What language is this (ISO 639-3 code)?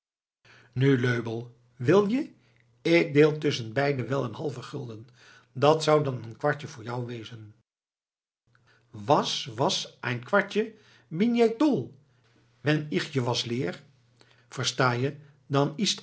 nld